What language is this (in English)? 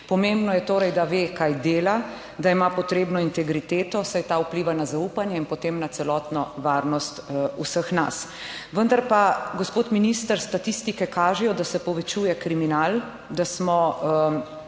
Slovenian